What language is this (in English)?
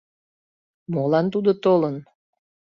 Mari